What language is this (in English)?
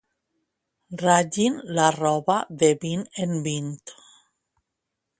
Catalan